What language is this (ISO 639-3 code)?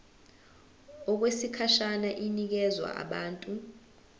zul